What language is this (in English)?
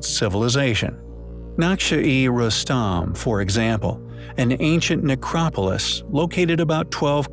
English